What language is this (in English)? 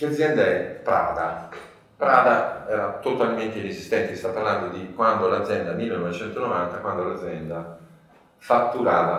Italian